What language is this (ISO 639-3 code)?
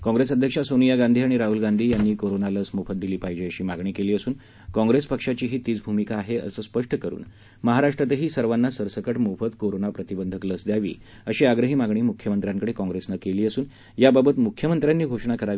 mar